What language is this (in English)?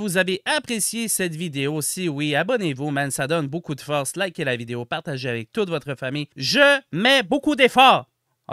French